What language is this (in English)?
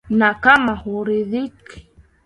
Swahili